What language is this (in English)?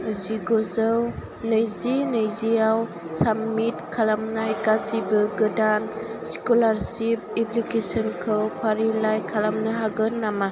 Bodo